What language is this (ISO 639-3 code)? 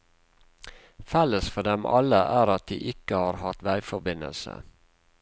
nor